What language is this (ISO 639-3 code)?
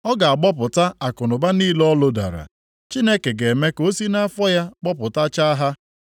ibo